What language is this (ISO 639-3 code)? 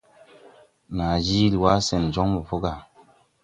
tui